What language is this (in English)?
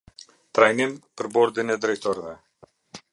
Albanian